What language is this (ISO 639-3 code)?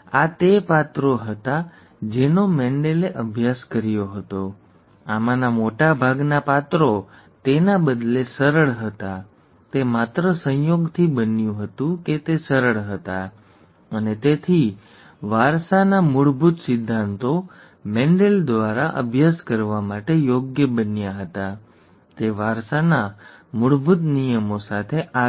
guj